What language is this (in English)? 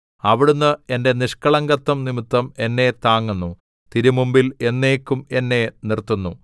Malayalam